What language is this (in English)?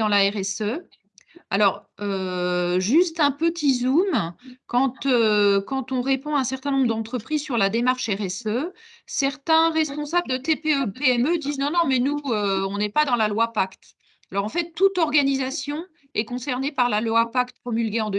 French